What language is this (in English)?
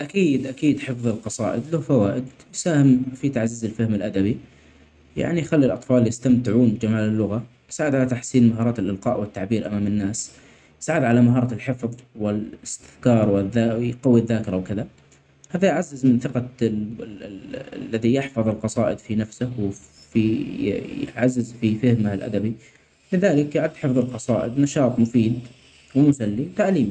Omani Arabic